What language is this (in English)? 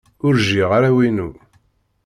Kabyle